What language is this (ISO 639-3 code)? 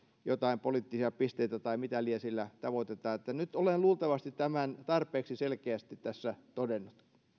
fin